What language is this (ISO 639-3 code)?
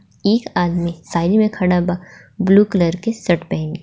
bho